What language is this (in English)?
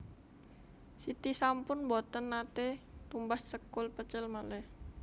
Javanese